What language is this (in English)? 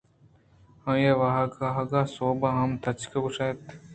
Eastern Balochi